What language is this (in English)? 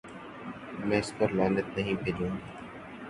Urdu